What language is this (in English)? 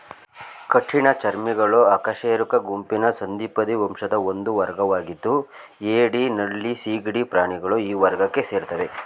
Kannada